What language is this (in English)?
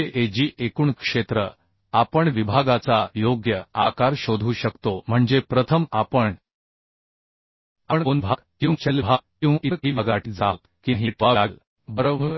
Marathi